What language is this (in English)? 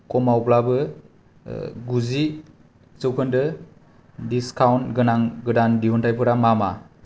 Bodo